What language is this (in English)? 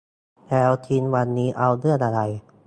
Thai